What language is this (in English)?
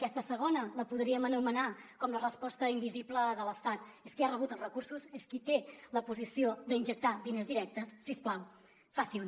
Catalan